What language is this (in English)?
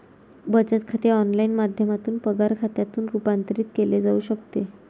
Marathi